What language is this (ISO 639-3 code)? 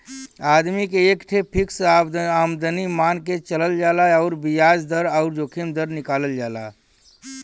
bho